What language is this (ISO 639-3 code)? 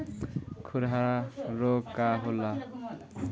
bho